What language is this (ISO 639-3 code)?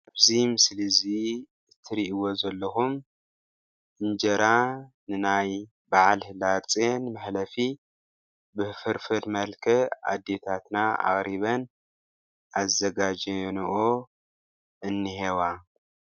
tir